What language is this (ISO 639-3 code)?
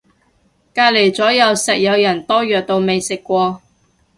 yue